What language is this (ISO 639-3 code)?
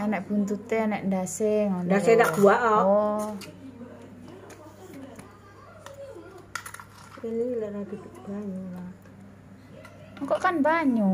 ind